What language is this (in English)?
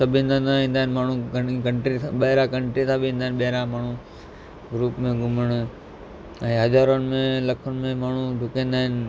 Sindhi